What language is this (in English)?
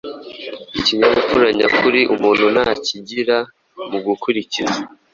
Kinyarwanda